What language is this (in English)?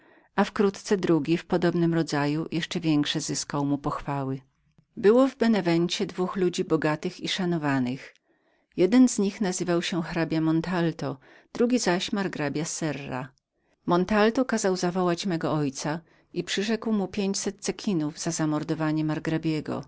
Polish